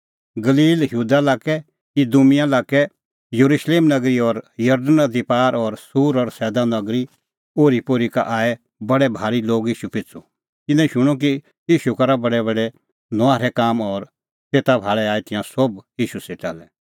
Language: Kullu Pahari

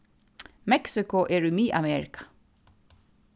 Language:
Faroese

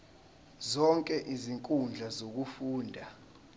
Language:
Zulu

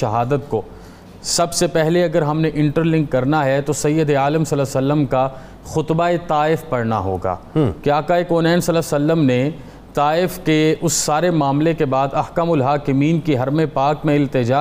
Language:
Urdu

